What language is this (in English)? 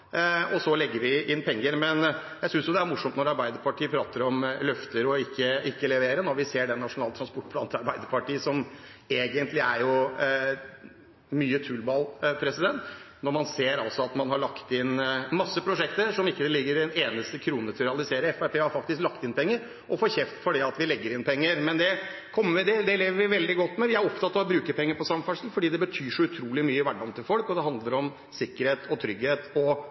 Norwegian Bokmål